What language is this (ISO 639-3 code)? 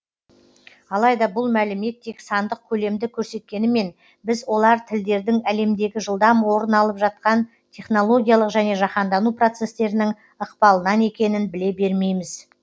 kaz